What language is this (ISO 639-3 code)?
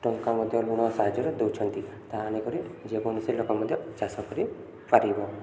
ori